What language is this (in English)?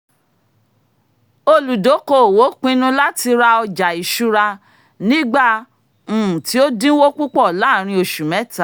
Yoruba